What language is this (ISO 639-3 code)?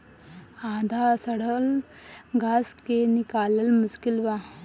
bho